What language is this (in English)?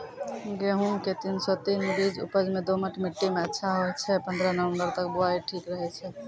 Maithili